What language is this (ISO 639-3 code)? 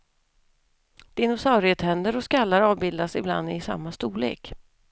swe